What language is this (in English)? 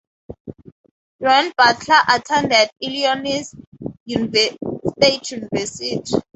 English